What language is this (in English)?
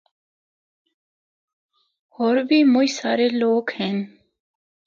Northern Hindko